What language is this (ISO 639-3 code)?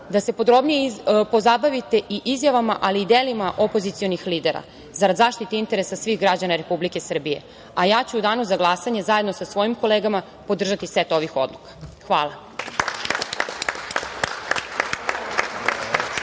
srp